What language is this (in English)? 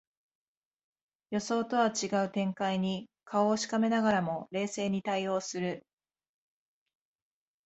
Japanese